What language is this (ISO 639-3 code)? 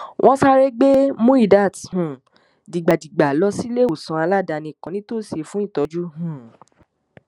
yor